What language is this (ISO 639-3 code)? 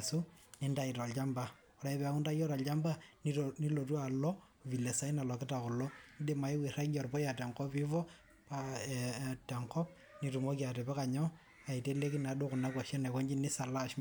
mas